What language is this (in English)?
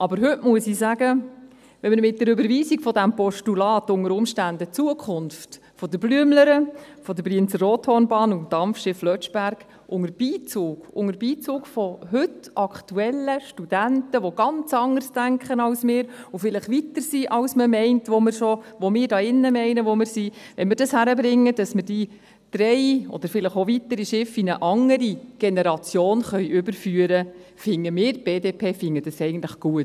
Swiss German